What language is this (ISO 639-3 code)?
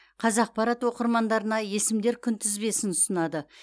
kaz